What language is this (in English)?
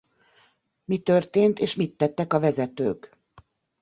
Hungarian